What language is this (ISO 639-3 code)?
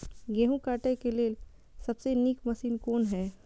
mai